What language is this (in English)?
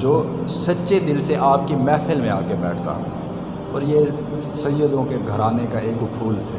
Urdu